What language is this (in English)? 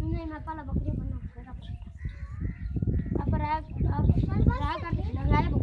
Turkish